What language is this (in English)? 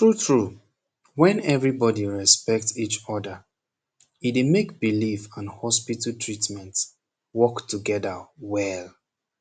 Nigerian Pidgin